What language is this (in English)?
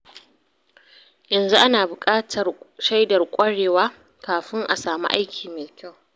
Hausa